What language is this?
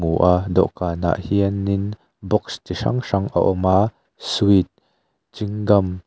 Mizo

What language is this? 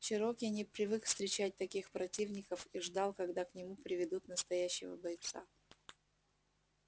Russian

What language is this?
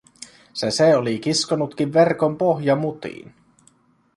Finnish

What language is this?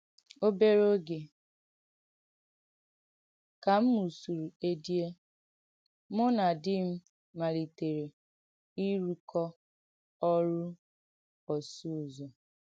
Igbo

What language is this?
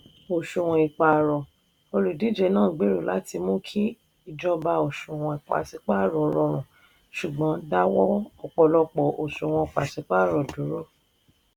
Yoruba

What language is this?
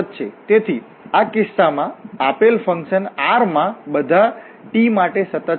Gujarati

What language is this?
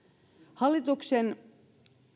Finnish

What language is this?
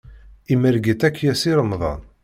Kabyle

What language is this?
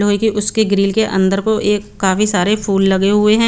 Hindi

